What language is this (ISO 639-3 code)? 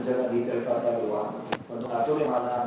ind